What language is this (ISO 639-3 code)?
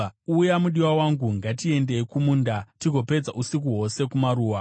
sna